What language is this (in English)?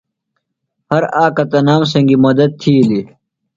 Phalura